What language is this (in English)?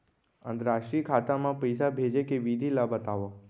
Chhattisgarhi